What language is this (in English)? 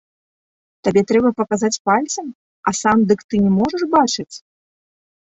Belarusian